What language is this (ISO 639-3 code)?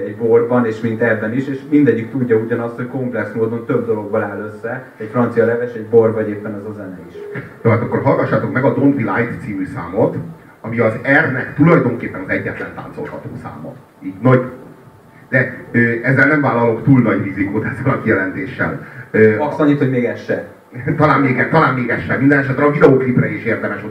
hun